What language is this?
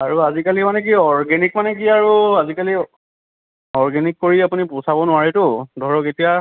Assamese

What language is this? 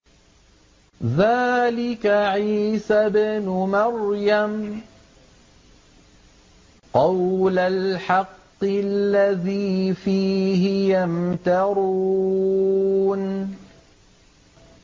Arabic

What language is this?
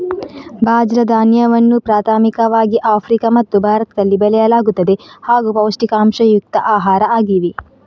Kannada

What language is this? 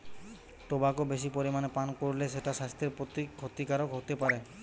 Bangla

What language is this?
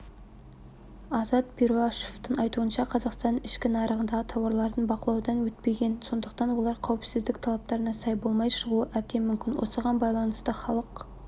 Kazakh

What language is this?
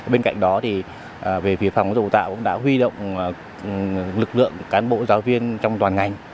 Vietnamese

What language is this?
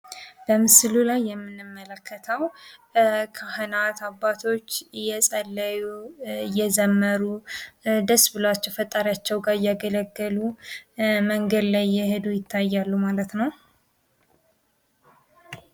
Amharic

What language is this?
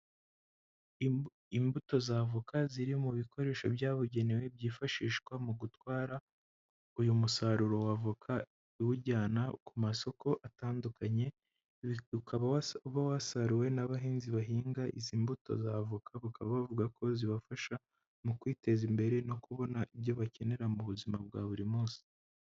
Kinyarwanda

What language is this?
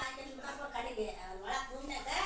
Kannada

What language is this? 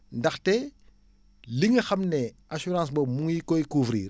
Wolof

